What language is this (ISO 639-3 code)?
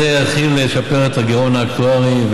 heb